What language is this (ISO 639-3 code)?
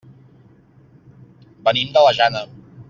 cat